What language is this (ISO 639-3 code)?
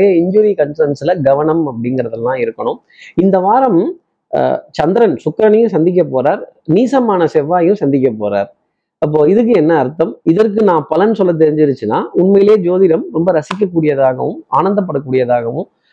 tam